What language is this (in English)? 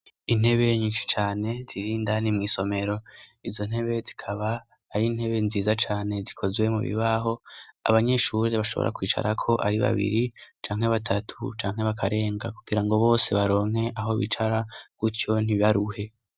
Rundi